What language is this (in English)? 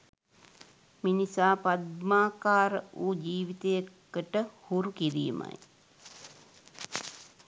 Sinhala